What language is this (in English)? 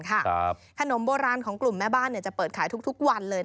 Thai